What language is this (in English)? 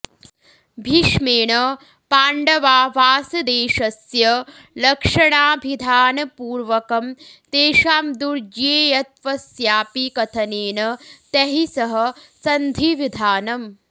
Sanskrit